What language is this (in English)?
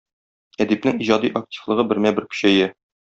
Tatar